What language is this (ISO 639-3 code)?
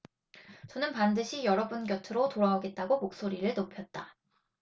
kor